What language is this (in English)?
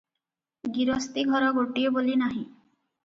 Odia